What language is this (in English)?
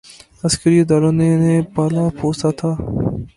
Urdu